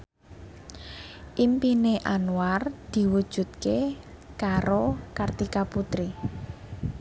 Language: Javanese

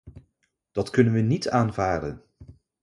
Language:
Dutch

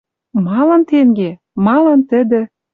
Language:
Western Mari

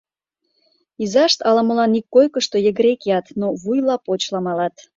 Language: Mari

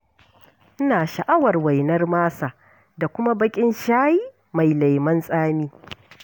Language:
Hausa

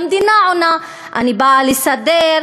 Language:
Hebrew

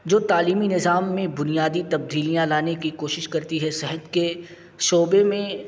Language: Urdu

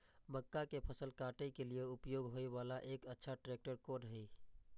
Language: Maithili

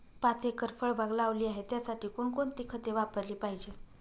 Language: Marathi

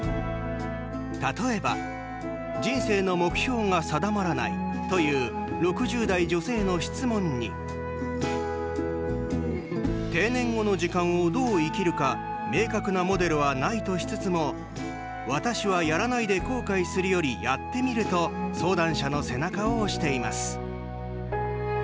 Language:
Japanese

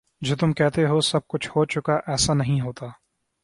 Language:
Urdu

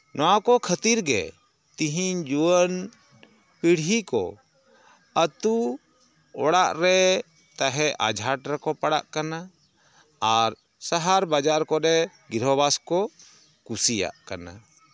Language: Santali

